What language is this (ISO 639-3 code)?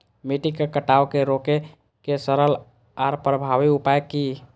mai